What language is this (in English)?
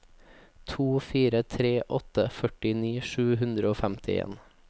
Norwegian